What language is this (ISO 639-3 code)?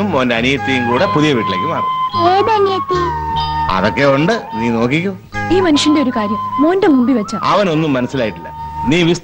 mal